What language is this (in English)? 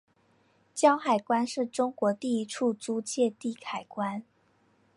Chinese